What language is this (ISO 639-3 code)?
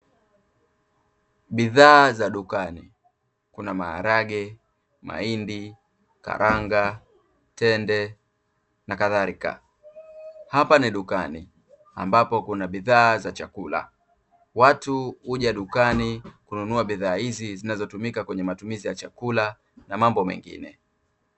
swa